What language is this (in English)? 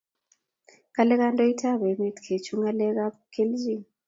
Kalenjin